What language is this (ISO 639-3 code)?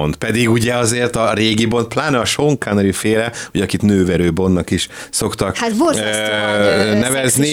hun